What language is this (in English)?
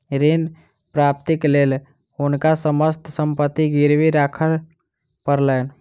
Maithili